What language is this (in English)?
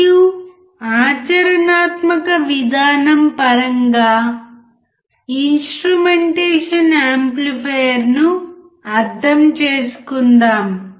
Telugu